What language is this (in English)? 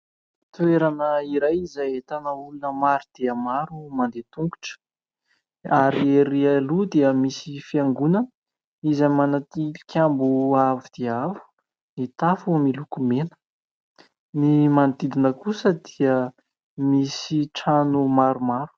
Malagasy